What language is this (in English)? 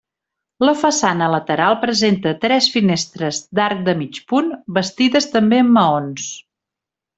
Catalan